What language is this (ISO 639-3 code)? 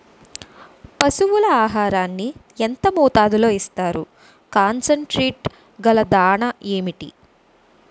tel